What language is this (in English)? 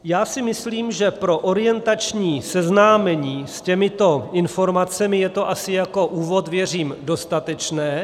Czech